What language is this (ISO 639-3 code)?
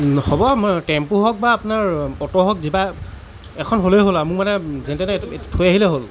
asm